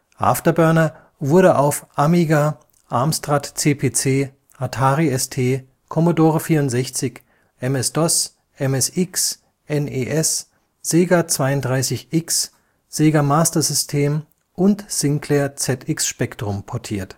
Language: German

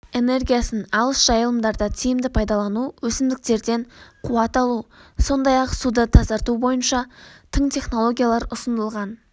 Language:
Kazakh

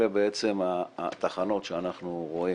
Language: Hebrew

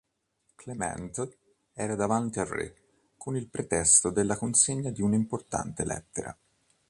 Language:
Italian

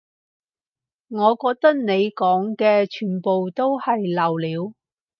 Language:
Cantonese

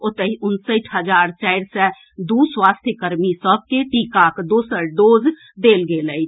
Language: Maithili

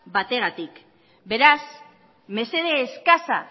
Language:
Basque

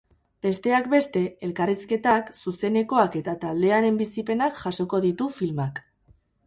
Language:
Basque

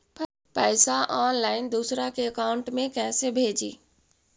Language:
Magahi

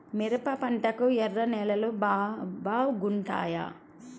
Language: Telugu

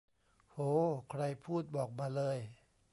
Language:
Thai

